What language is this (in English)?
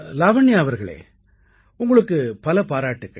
Tamil